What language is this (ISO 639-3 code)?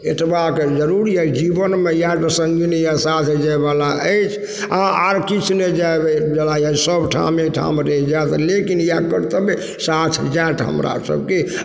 mai